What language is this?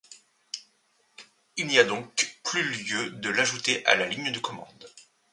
French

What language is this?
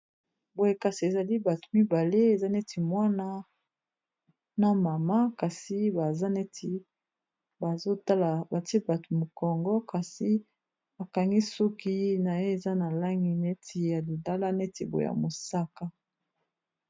Lingala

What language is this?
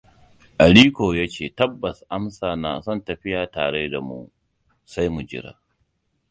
Hausa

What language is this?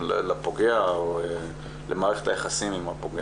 Hebrew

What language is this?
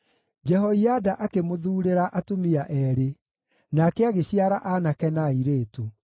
Kikuyu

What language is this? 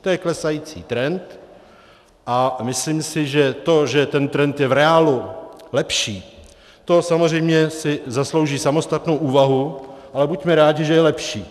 Czech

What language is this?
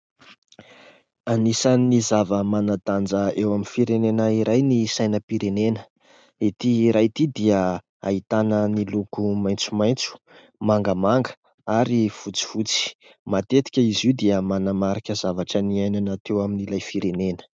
Malagasy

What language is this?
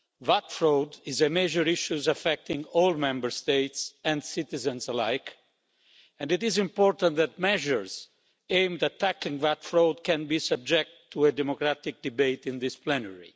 English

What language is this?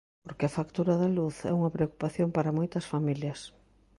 Galician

